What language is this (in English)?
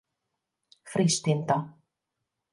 Hungarian